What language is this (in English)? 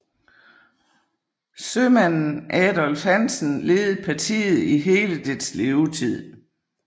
Danish